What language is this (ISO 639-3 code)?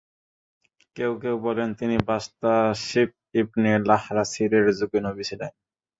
ben